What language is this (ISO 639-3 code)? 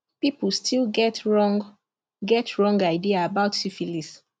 pcm